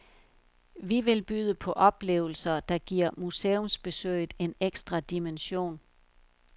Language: Danish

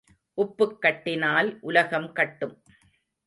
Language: Tamil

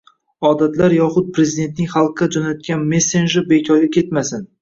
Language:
Uzbek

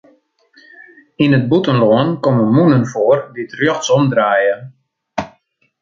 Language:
Western Frisian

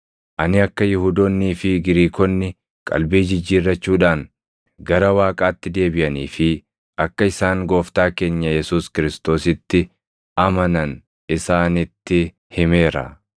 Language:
Oromo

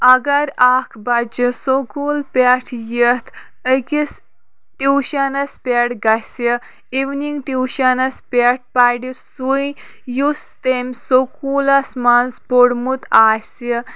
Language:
Kashmiri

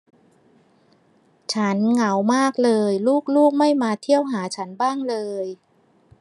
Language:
Thai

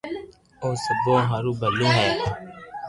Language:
Loarki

